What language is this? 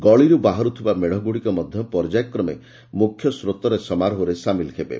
Odia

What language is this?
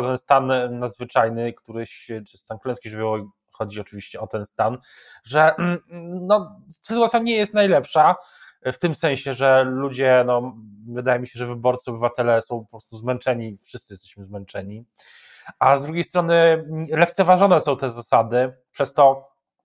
Polish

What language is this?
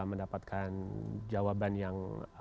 Indonesian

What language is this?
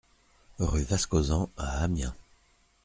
French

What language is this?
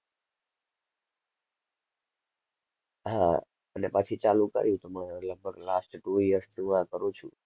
Gujarati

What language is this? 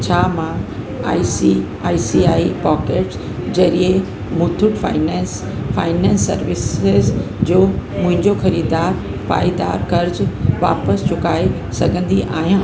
Sindhi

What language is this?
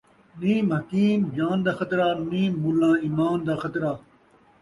Saraiki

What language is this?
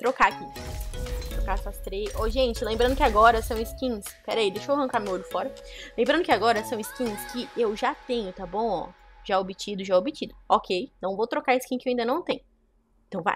Portuguese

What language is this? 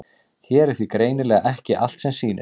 Icelandic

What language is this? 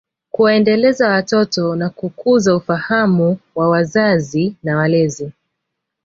Swahili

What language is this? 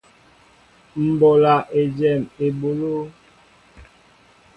Mbo (Cameroon)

